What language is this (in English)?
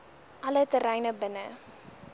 Afrikaans